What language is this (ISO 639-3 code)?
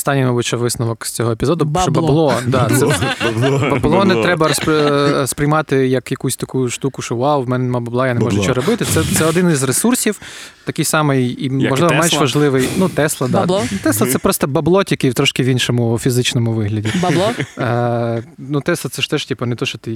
ukr